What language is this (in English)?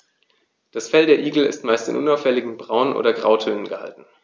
German